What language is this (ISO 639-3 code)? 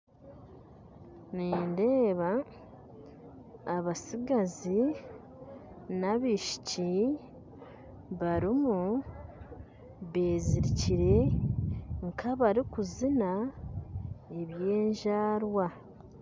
nyn